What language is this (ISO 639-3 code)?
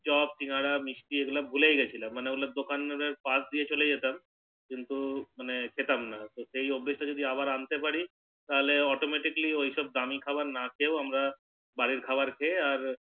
ben